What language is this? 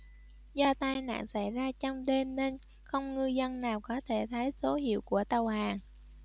Vietnamese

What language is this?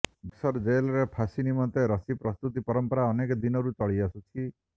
Odia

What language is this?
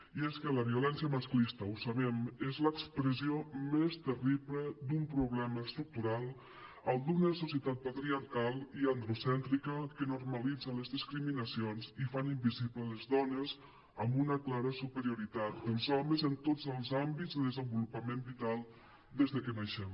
Catalan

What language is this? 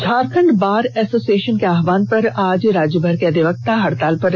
Hindi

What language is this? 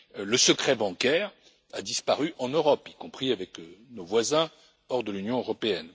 French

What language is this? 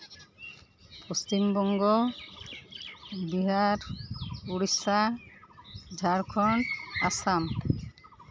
Santali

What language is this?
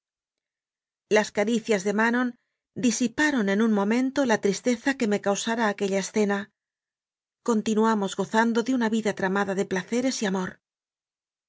Spanish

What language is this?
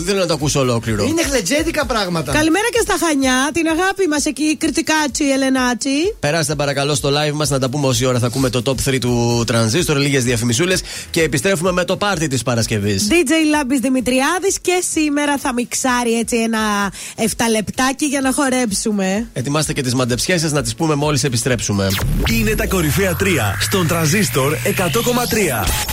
Greek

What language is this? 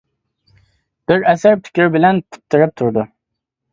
Uyghur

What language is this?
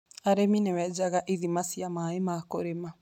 Kikuyu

